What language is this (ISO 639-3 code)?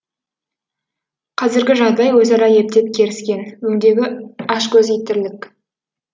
kaz